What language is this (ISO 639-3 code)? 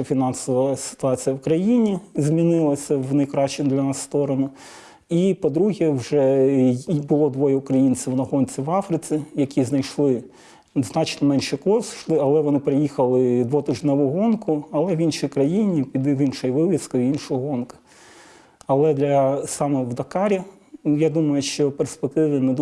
ukr